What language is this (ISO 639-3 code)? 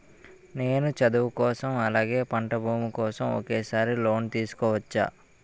tel